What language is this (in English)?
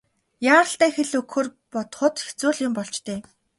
Mongolian